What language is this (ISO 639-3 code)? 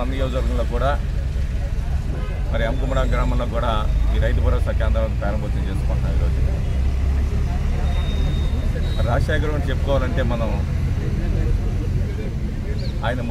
ind